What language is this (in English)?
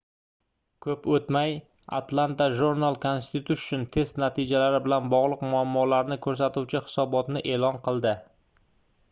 Uzbek